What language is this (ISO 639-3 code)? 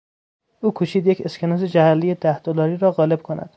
fas